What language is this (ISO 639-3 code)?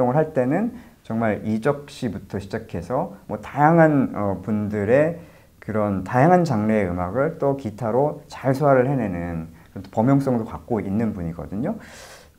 kor